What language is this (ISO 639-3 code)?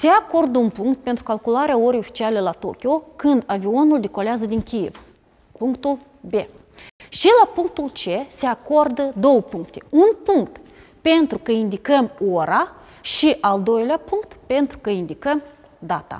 ron